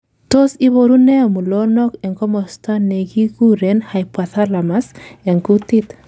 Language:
Kalenjin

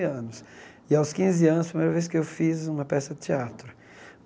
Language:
Portuguese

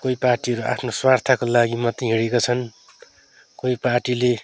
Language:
Nepali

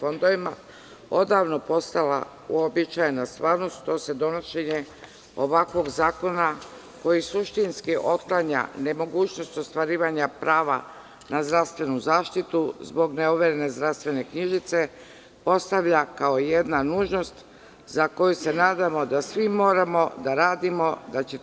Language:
Serbian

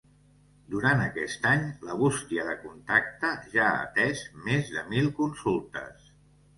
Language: Catalan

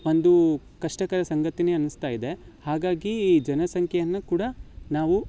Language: Kannada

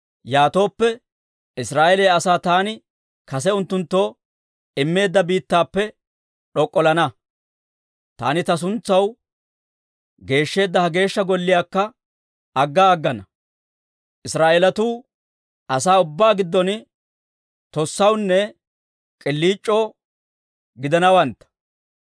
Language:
Dawro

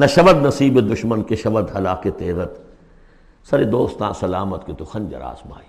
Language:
Urdu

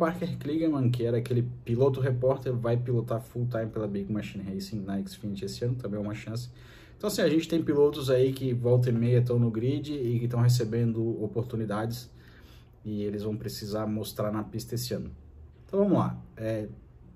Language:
Portuguese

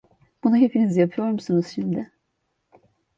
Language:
Turkish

